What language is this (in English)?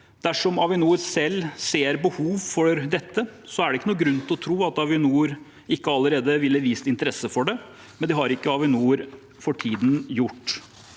Norwegian